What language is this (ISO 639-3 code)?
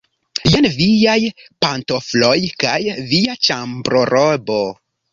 epo